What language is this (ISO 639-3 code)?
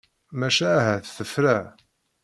kab